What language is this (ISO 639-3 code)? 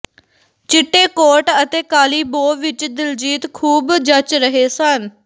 pan